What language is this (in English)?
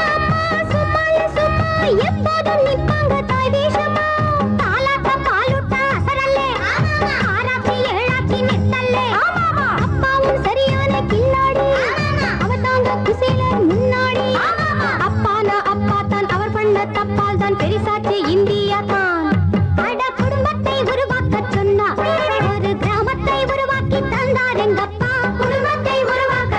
Thai